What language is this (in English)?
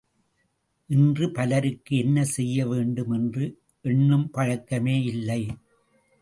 Tamil